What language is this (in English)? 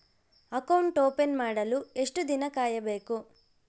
Kannada